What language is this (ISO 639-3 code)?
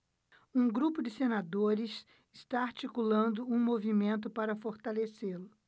por